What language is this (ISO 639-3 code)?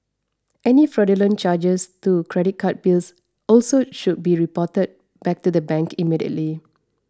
eng